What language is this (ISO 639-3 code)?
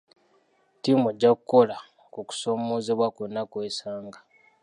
lug